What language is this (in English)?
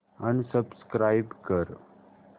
Marathi